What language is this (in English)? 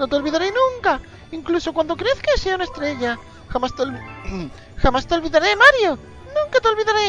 Spanish